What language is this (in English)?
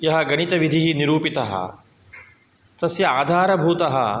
Sanskrit